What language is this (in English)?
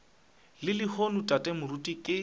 Northern Sotho